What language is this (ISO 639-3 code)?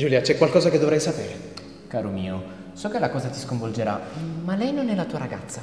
ita